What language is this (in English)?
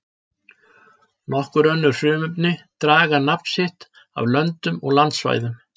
Icelandic